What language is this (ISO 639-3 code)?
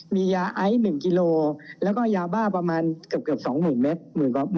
tha